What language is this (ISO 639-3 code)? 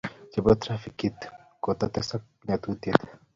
kln